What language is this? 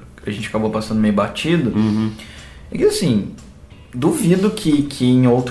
Portuguese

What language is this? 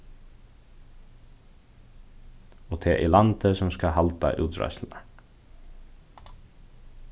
Faroese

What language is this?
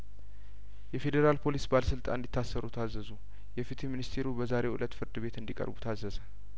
Amharic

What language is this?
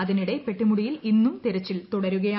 Malayalam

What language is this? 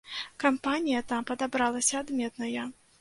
Belarusian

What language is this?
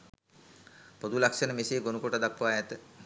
Sinhala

